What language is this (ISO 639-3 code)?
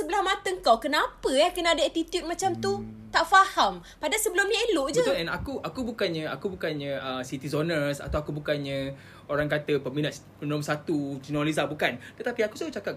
msa